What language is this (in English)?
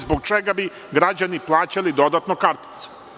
Serbian